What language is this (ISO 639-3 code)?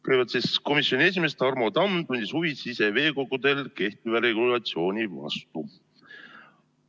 est